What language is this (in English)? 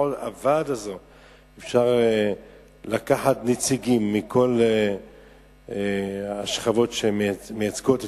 Hebrew